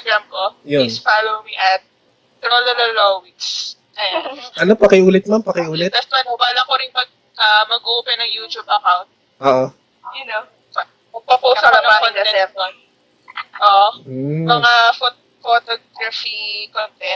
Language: Filipino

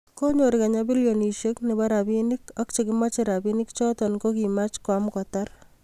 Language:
Kalenjin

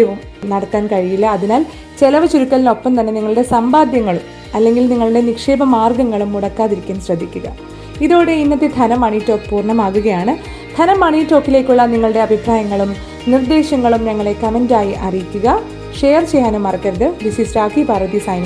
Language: Malayalam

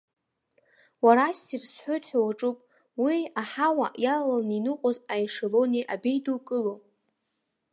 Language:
Abkhazian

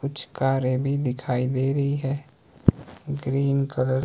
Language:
Hindi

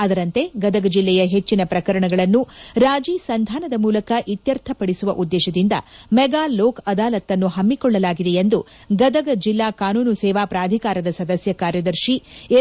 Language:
Kannada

